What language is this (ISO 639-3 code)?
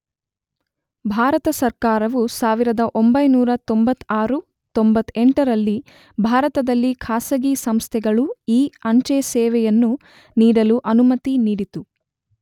kan